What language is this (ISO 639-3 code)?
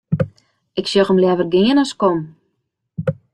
fry